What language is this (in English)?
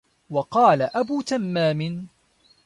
Arabic